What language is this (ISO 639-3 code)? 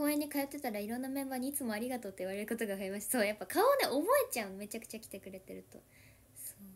jpn